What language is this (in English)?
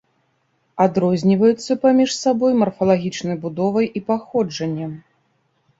Belarusian